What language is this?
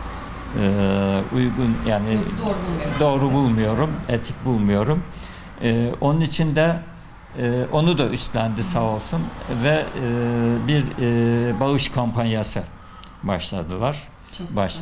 Turkish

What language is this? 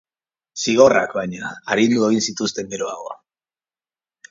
Basque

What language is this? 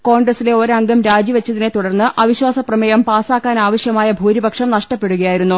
Malayalam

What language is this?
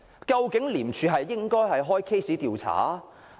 Cantonese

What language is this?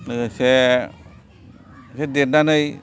Bodo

